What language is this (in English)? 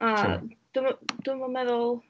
Welsh